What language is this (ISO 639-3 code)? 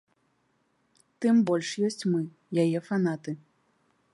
bel